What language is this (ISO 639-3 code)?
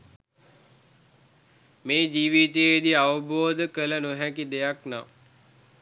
sin